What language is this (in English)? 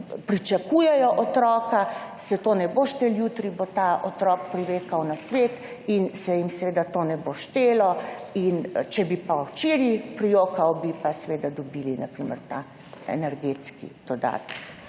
Slovenian